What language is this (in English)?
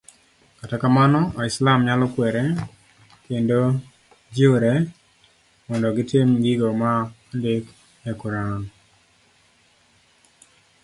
Luo (Kenya and Tanzania)